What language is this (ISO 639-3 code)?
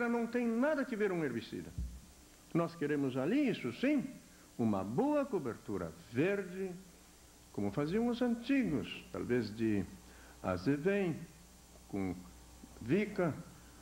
por